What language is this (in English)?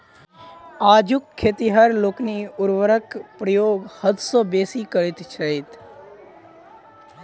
Maithili